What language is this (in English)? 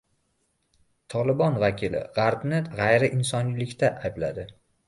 Uzbek